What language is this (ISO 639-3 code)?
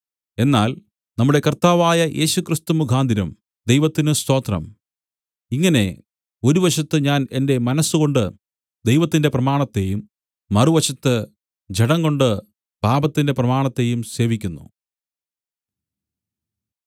mal